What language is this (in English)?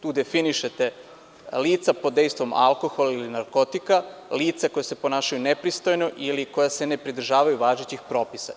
Serbian